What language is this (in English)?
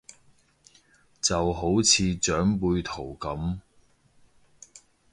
Cantonese